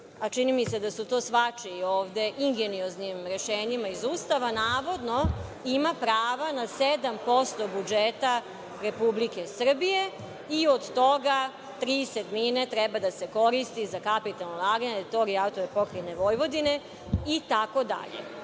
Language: Serbian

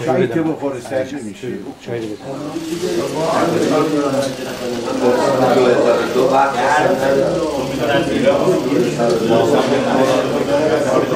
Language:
Persian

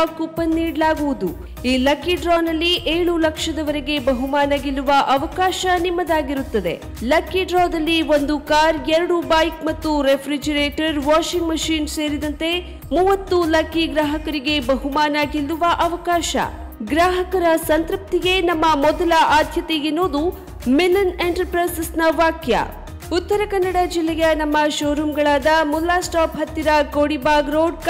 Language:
Kannada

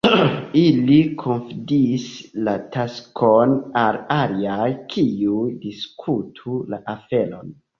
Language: Esperanto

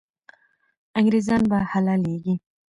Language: Pashto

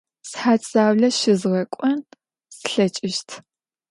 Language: Adyghe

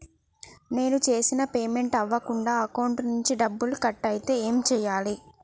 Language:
Telugu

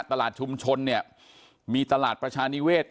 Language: Thai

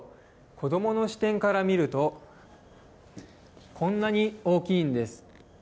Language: Japanese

